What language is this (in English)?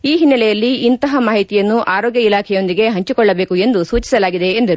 Kannada